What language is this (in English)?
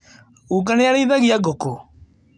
Kikuyu